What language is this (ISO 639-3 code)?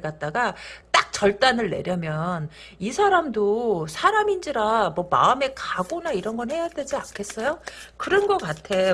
kor